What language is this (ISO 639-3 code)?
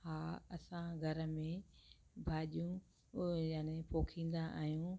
snd